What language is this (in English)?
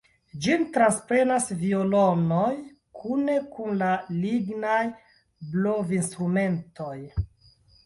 Esperanto